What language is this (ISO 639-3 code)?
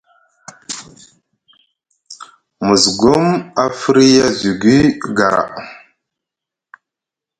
mug